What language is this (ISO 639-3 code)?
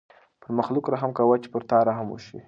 pus